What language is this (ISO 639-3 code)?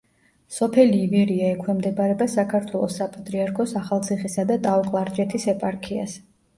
kat